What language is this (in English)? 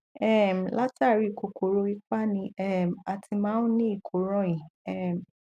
Yoruba